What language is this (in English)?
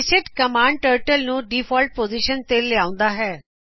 Punjabi